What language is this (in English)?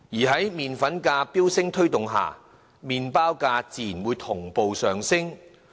Cantonese